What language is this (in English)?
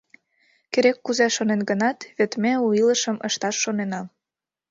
Mari